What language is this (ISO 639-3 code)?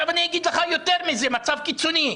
heb